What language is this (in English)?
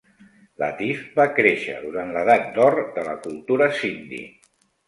Catalan